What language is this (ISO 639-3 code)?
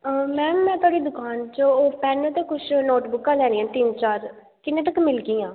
doi